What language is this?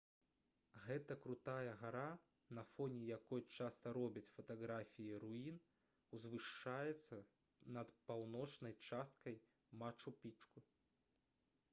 Belarusian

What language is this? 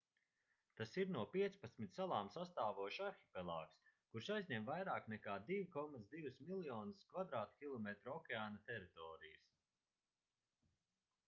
Latvian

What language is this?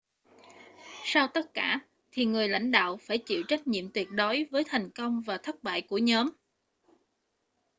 Vietnamese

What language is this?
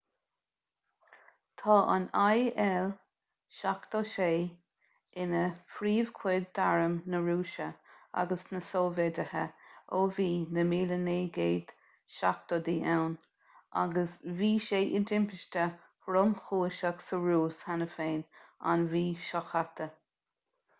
Irish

